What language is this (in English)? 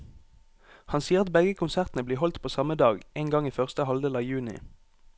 Norwegian